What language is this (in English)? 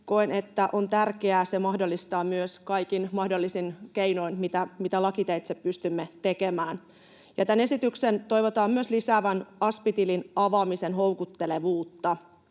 Finnish